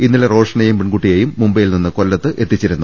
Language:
Malayalam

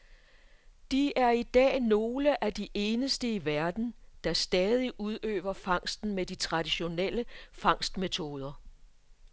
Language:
Danish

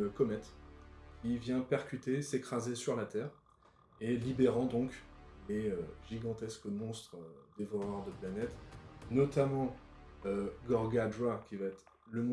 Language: French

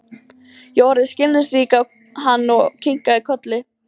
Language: Icelandic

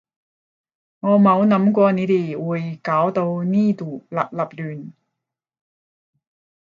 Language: Cantonese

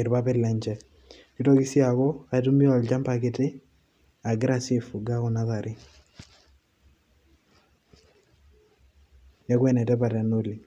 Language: Masai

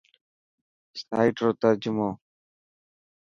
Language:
Dhatki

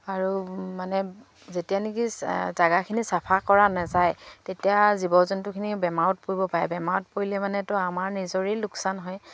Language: Assamese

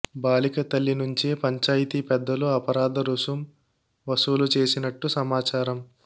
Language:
Telugu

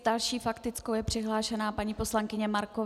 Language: Czech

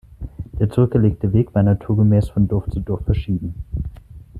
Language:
German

